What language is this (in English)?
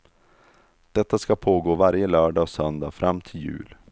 Swedish